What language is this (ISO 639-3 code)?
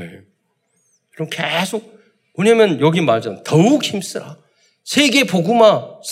kor